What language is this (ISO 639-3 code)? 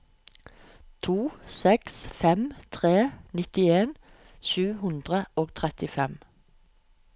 nor